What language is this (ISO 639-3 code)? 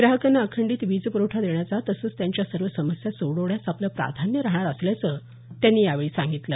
mar